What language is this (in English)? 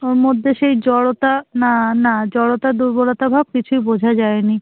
Bangla